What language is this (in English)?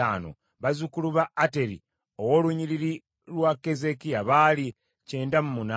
Ganda